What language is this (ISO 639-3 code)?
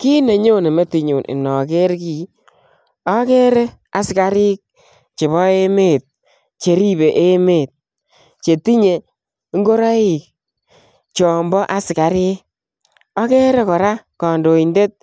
kln